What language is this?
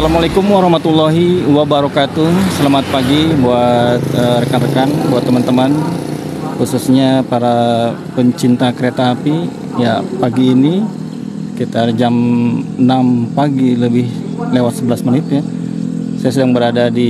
Indonesian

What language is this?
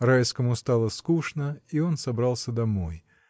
Russian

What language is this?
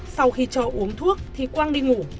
Vietnamese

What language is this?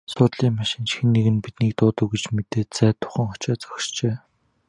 Mongolian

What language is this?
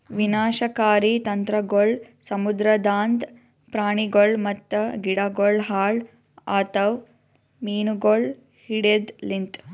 Kannada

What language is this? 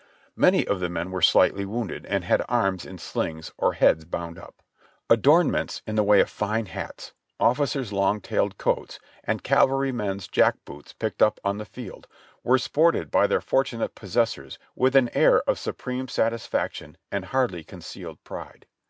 English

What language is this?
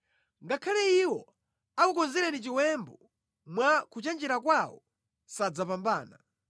Nyanja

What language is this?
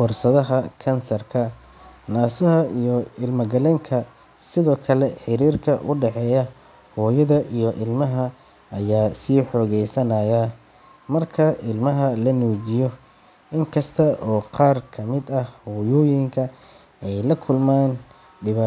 Somali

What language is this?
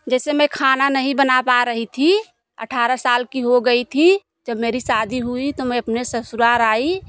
Hindi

